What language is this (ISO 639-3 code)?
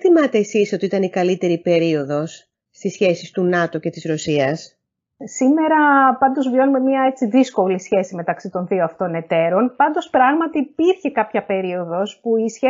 ell